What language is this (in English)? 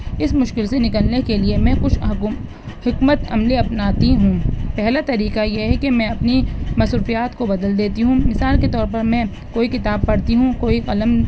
Urdu